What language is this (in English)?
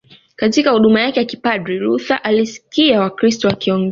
Swahili